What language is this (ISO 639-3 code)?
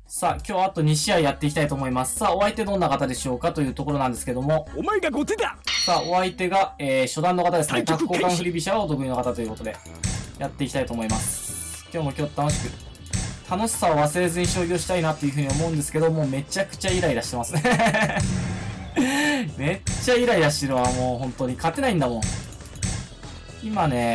jpn